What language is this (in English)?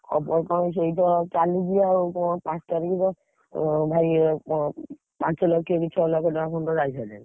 Odia